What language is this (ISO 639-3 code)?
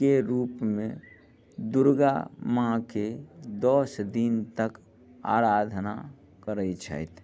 mai